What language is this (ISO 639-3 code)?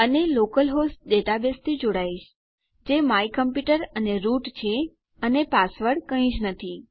guj